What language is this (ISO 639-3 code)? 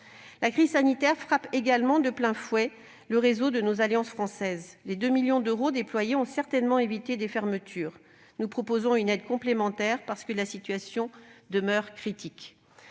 fra